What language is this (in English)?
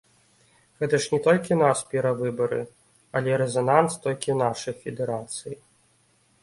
Belarusian